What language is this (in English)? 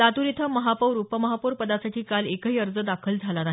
Marathi